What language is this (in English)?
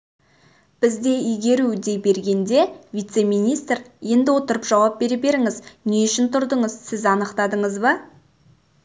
Kazakh